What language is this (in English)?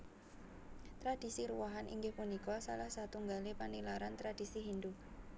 Javanese